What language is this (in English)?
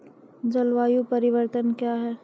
Maithili